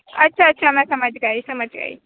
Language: Urdu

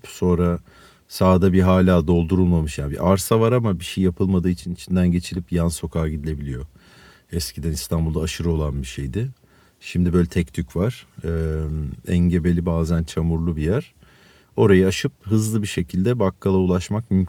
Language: Turkish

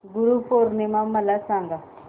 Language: Marathi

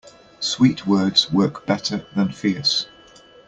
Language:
English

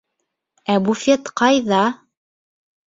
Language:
Bashkir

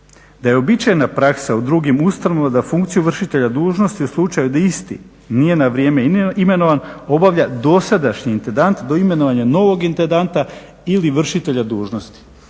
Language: Croatian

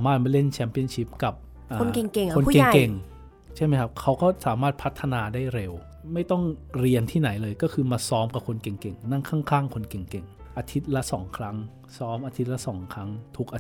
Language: Thai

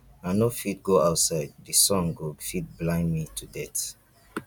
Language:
Nigerian Pidgin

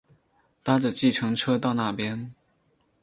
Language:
Chinese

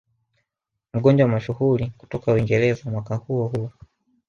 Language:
Swahili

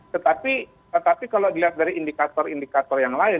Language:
Indonesian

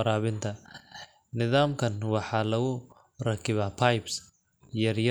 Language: Somali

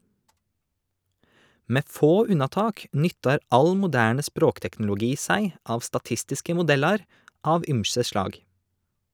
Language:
Norwegian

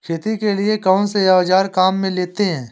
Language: Hindi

